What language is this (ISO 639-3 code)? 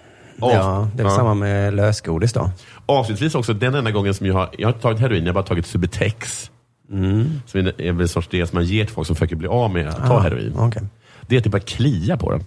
swe